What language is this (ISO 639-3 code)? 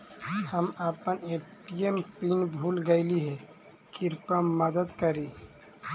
mag